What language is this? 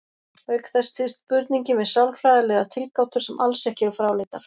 Icelandic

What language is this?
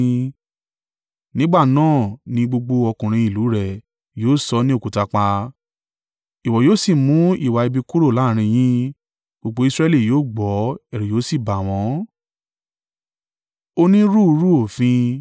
Yoruba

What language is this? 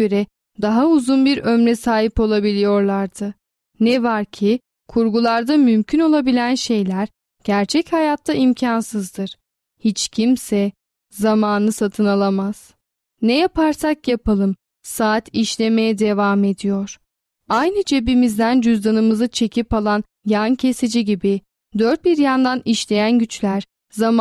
Turkish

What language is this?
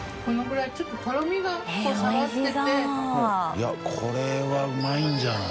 Japanese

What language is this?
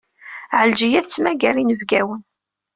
Kabyle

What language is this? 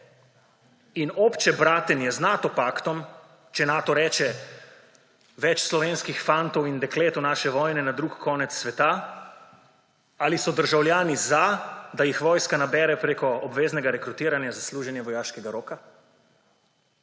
Slovenian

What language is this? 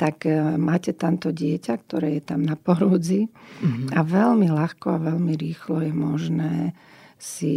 Slovak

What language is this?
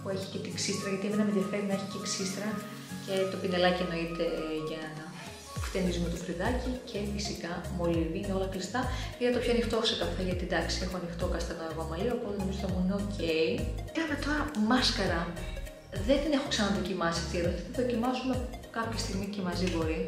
Greek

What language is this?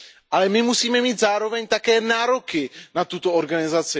Czech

